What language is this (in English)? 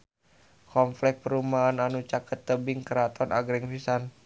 Sundanese